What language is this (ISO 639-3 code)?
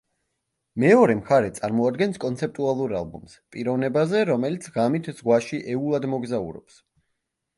kat